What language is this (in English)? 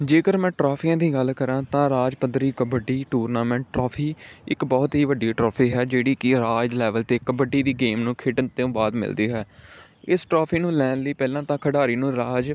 Punjabi